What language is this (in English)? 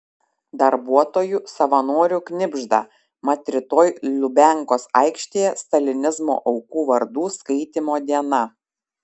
Lithuanian